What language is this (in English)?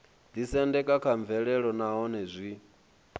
Venda